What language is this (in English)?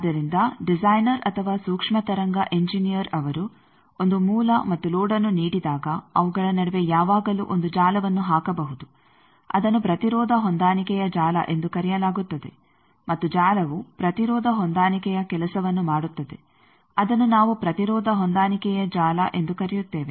Kannada